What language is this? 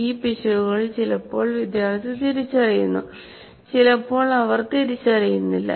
Malayalam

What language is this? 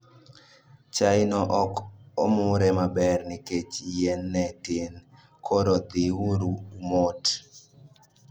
Luo (Kenya and Tanzania)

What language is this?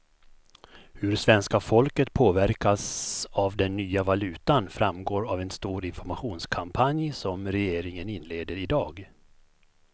Swedish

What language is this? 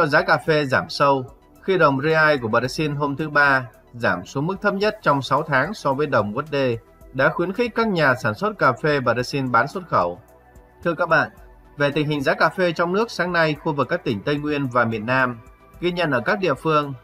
Vietnamese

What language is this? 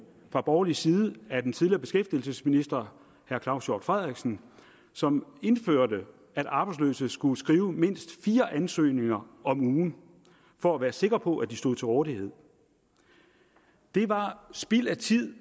Danish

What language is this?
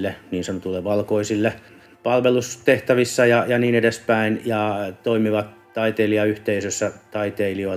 Finnish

